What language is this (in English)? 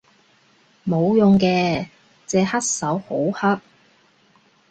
Cantonese